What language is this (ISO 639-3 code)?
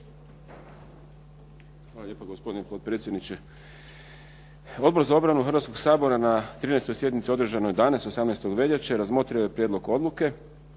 hrv